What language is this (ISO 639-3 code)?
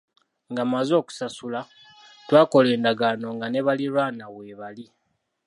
lug